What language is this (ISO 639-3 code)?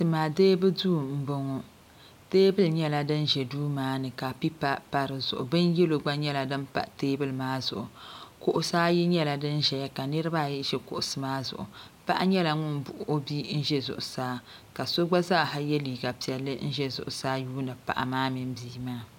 dag